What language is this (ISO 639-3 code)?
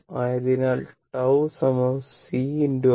mal